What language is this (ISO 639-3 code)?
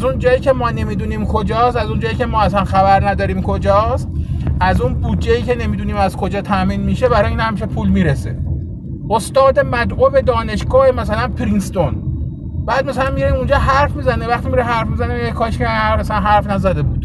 fas